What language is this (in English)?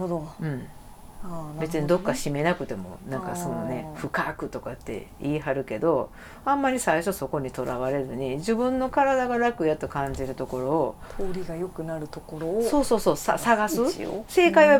Japanese